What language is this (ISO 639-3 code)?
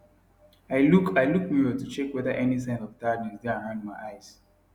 pcm